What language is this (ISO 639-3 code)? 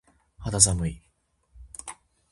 jpn